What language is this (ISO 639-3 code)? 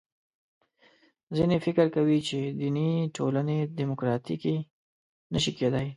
pus